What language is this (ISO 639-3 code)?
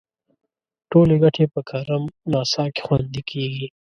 pus